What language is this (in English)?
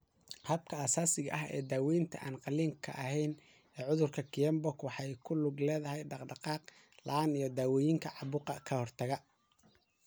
Somali